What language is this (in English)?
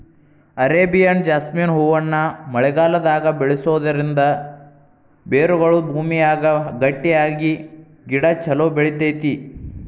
Kannada